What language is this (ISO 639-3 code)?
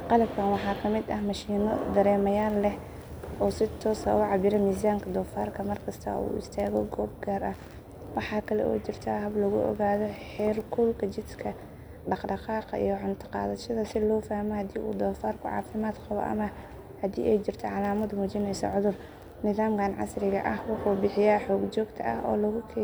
som